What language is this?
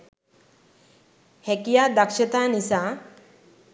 Sinhala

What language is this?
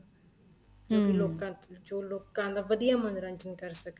Punjabi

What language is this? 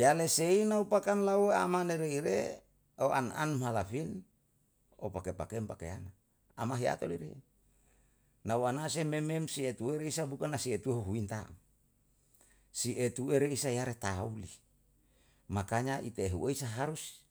Yalahatan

